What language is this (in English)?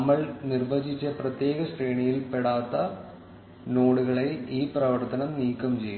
Malayalam